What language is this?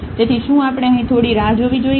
Gujarati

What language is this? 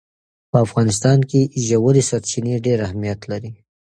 Pashto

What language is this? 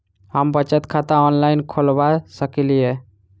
Maithili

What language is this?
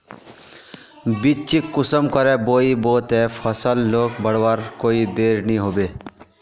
Magahi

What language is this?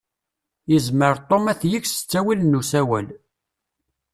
Kabyle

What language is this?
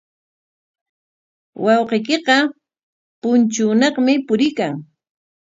Corongo Ancash Quechua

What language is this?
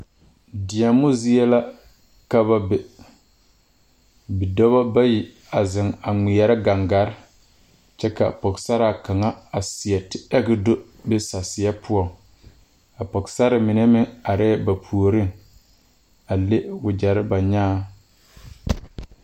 Southern Dagaare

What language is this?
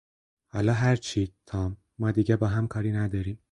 Persian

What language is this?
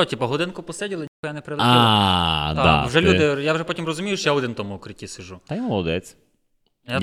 Ukrainian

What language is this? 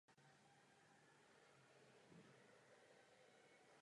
Czech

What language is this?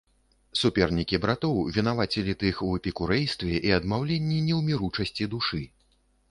Belarusian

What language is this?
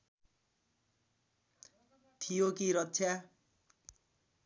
Nepali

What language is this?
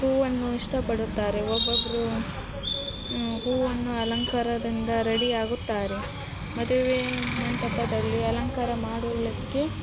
Kannada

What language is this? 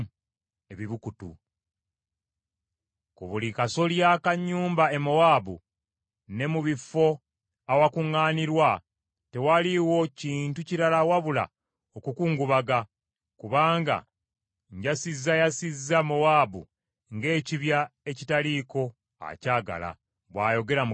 Ganda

